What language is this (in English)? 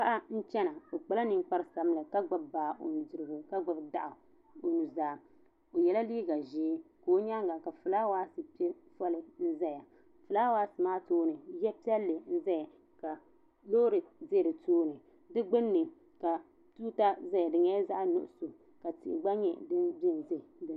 Dagbani